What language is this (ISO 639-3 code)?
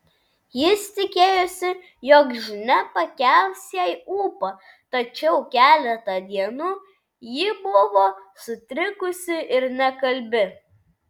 lit